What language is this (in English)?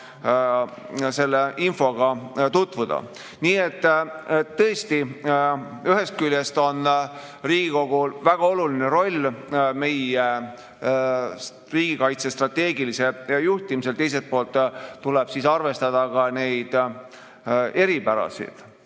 Estonian